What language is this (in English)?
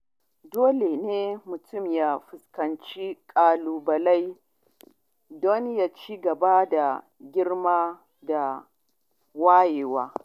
Hausa